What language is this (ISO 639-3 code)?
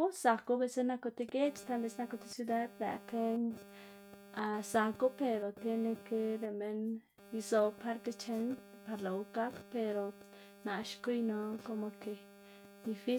ztg